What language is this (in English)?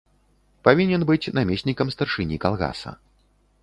Belarusian